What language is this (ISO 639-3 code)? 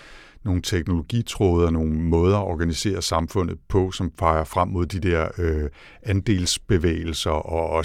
dan